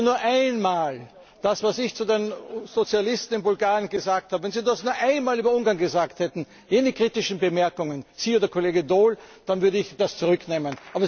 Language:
German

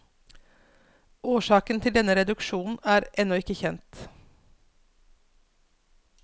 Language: Norwegian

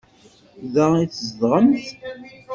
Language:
Kabyle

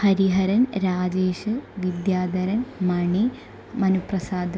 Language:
Malayalam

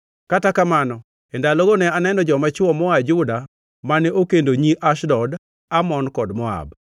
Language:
Luo (Kenya and Tanzania)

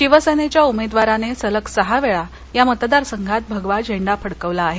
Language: Marathi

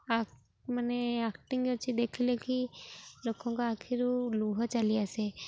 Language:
Odia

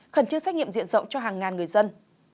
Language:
Vietnamese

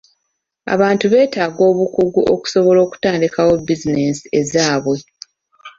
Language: Ganda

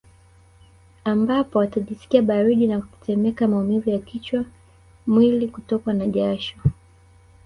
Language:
Swahili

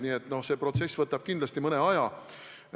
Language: Estonian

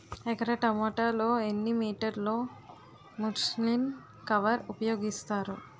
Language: Telugu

